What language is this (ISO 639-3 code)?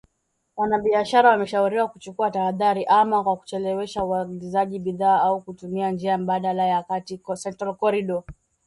swa